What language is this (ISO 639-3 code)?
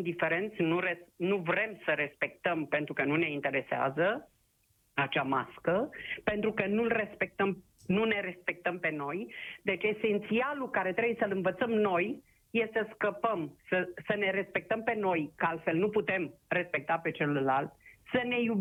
ron